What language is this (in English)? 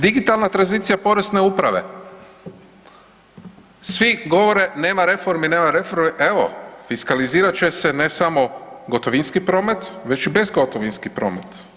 Croatian